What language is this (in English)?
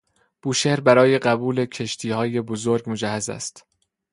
Persian